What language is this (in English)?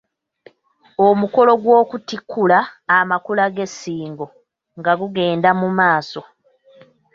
Ganda